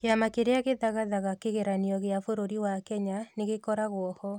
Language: Kikuyu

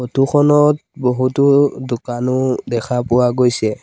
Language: Assamese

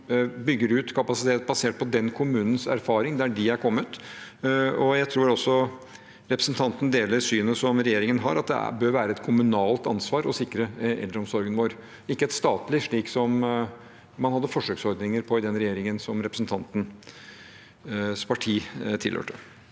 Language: Norwegian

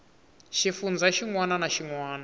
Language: Tsonga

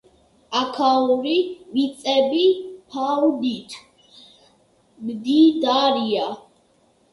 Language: Georgian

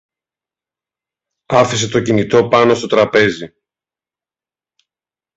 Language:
Greek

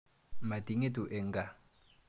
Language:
Kalenjin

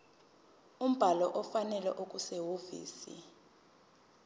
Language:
Zulu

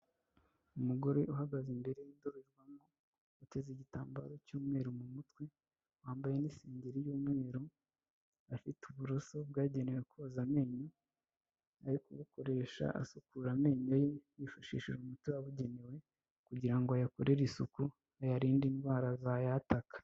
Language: Kinyarwanda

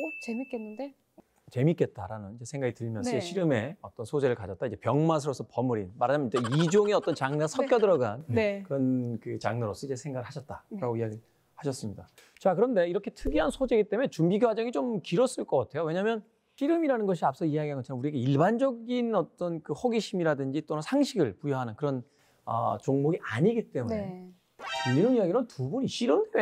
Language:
Korean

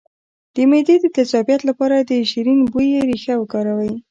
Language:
Pashto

